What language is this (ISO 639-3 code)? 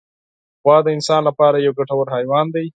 pus